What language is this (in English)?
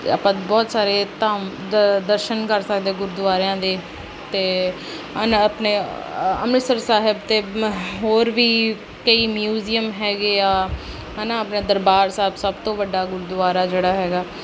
Punjabi